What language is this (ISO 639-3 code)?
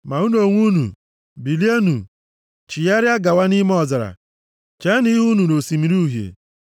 ibo